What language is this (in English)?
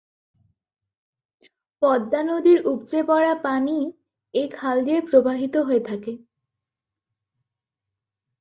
Bangla